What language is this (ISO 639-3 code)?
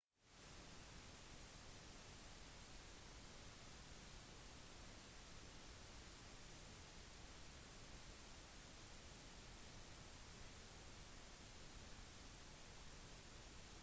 nob